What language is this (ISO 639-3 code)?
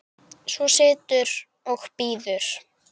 isl